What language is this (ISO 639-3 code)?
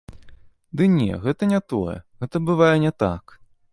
bel